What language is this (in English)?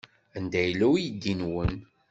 Kabyle